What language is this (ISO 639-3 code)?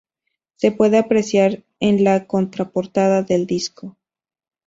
spa